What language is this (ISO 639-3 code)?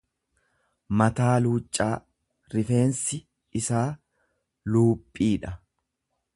orm